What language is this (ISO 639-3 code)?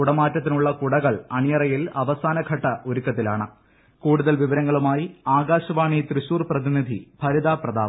mal